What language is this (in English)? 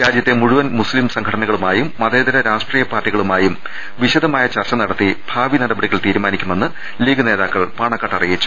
Malayalam